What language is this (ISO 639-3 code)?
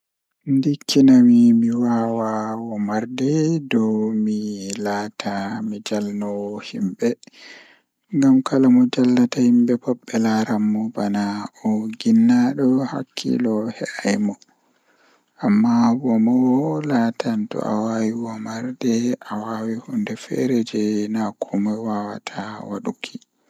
ful